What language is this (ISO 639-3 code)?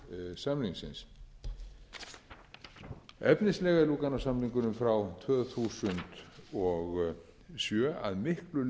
isl